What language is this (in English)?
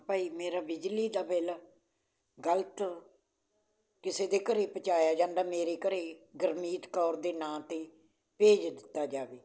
Punjabi